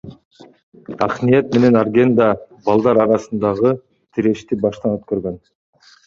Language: Kyrgyz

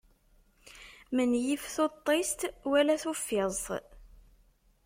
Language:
Kabyle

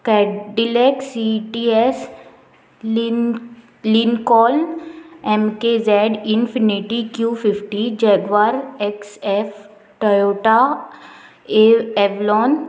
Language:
Konkani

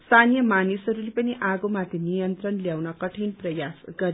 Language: Nepali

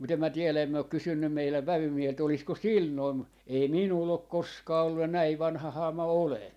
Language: Finnish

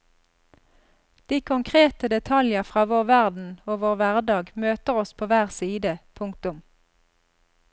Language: Norwegian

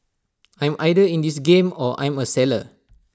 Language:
English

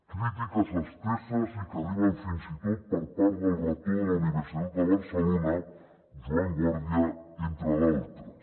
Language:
Catalan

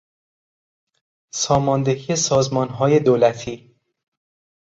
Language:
Persian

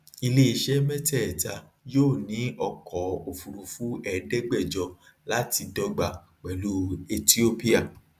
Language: Yoruba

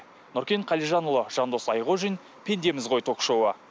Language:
Kazakh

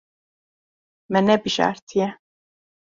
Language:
Kurdish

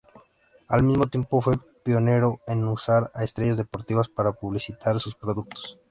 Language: Spanish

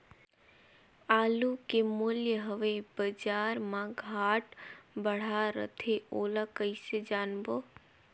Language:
Chhattisgarhi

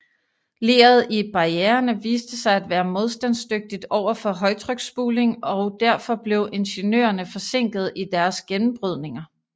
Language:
Danish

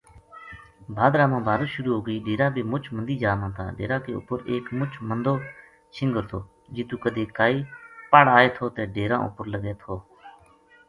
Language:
Gujari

